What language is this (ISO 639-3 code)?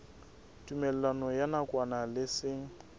sot